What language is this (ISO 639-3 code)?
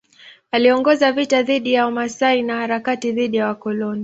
swa